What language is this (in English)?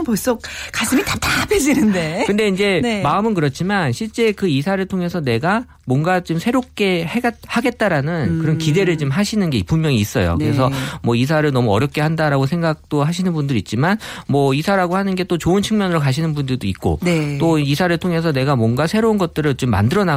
Korean